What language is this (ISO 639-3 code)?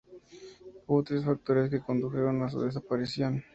spa